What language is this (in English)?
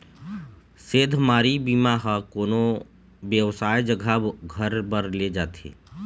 Chhattisgarhi